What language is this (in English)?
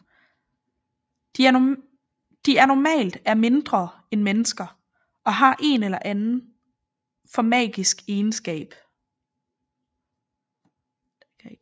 Danish